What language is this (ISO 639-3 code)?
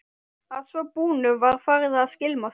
isl